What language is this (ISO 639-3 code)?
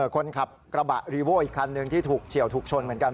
tha